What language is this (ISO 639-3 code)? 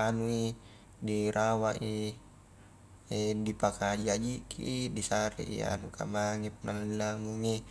kjk